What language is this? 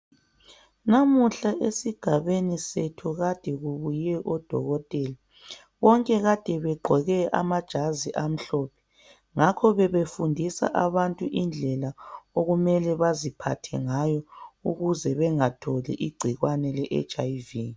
North Ndebele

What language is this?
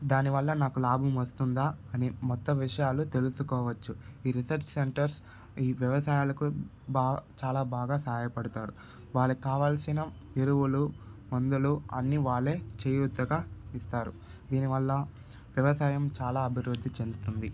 Telugu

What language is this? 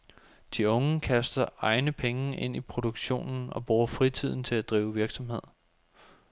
Danish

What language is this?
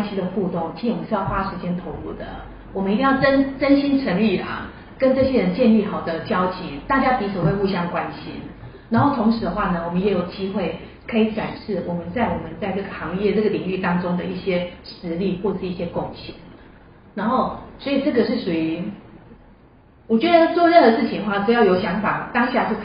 Chinese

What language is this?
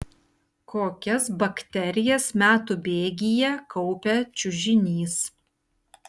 Lithuanian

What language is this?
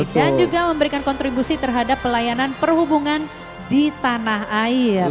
Indonesian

